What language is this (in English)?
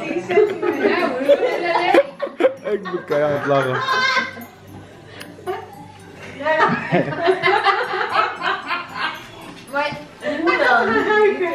Dutch